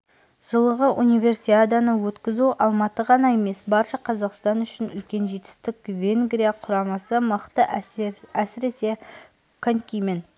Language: Kazakh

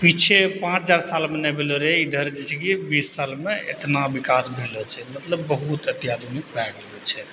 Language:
Maithili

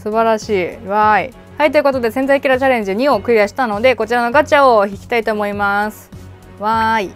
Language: Japanese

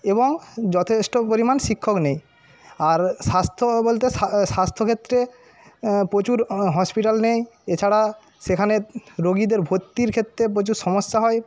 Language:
Bangla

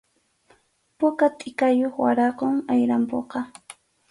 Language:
Arequipa-La Unión Quechua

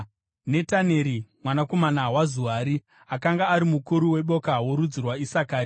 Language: Shona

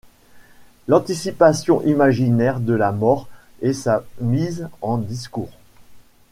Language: French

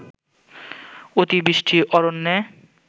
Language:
Bangla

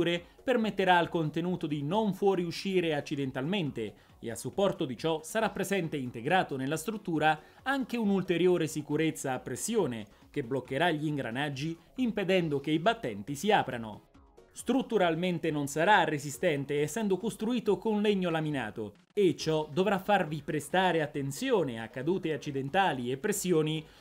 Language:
Italian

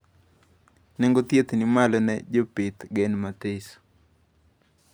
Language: Luo (Kenya and Tanzania)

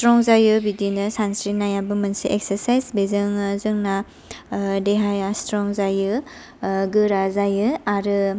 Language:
Bodo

